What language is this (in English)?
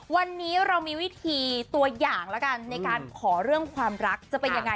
Thai